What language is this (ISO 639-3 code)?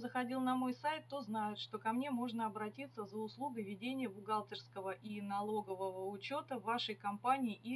rus